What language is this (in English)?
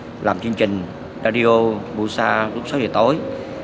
Vietnamese